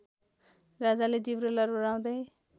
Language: Nepali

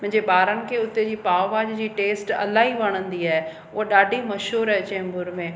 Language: Sindhi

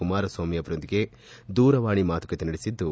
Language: Kannada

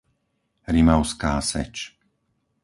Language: Slovak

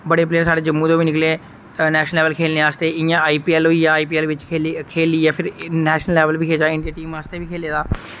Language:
Dogri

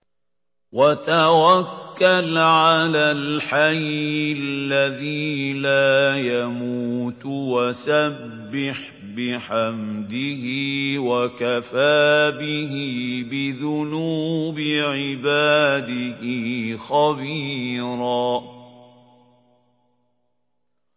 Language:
Arabic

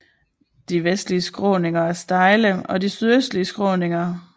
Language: Danish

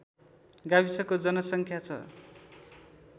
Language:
Nepali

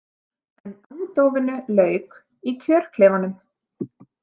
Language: Icelandic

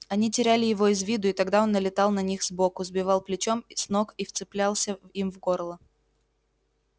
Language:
Russian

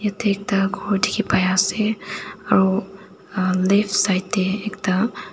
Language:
Naga Pidgin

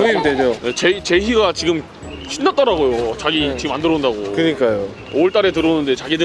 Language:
Korean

